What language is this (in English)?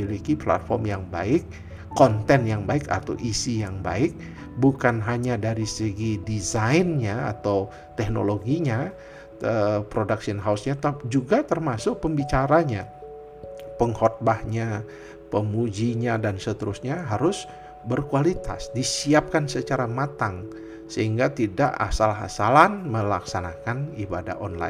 Indonesian